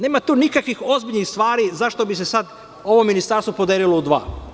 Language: Serbian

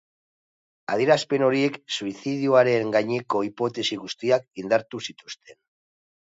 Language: Basque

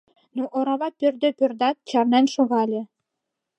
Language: Mari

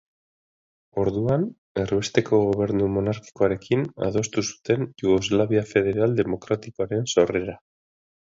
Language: Basque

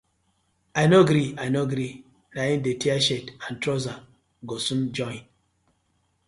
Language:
Nigerian Pidgin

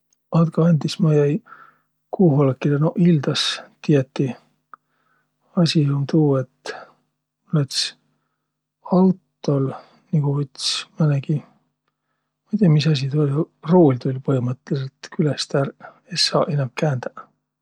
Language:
Võro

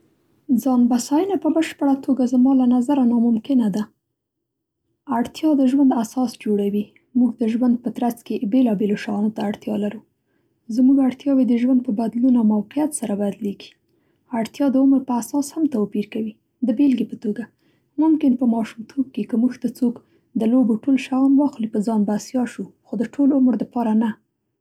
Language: Central Pashto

